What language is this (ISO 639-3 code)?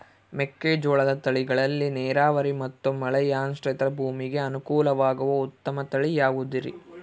kan